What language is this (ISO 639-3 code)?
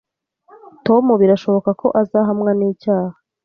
kin